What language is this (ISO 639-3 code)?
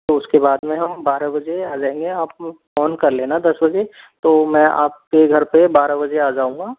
hin